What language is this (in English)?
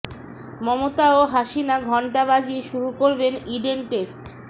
Bangla